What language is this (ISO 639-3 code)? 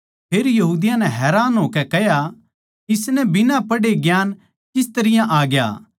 bgc